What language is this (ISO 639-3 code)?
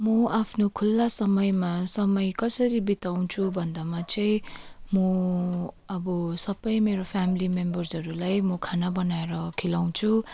nep